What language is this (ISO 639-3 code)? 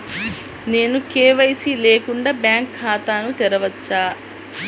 tel